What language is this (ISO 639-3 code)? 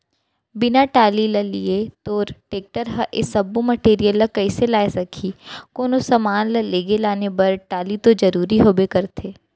hne